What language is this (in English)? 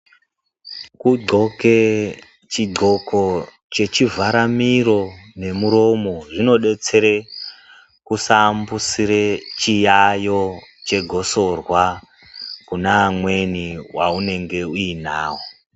Ndau